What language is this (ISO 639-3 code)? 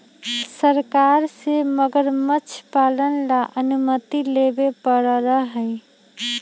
mag